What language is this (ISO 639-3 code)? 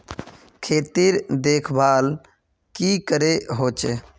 mag